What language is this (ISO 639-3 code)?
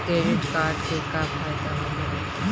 bho